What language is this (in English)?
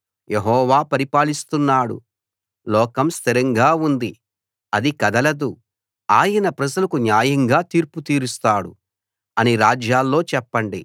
Telugu